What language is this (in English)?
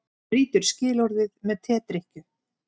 Icelandic